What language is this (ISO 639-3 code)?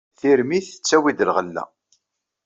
kab